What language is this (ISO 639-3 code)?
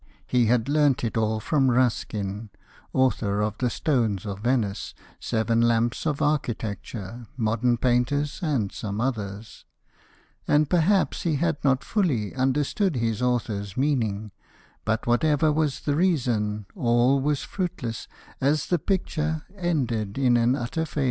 eng